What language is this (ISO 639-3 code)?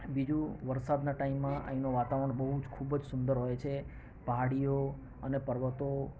guj